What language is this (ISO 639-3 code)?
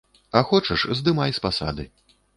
bel